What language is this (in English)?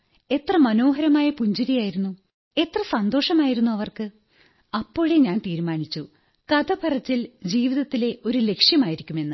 Malayalam